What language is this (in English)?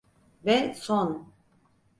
Turkish